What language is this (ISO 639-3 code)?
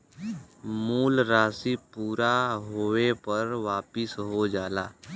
bho